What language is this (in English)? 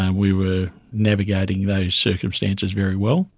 English